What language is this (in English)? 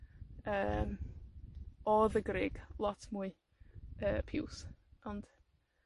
Welsh